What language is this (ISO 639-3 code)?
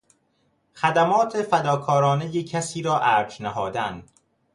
fas